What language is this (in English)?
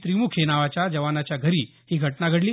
Marathi